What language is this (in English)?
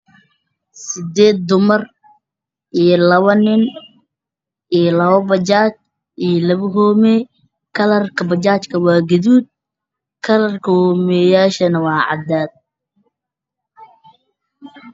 Somali